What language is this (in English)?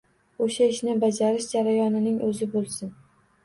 Uzbek